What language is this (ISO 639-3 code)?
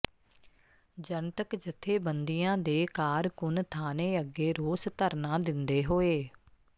pan